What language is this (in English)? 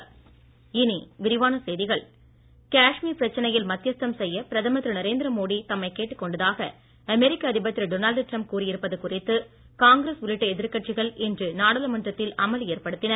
Tamil